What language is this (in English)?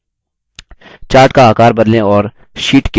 Hindi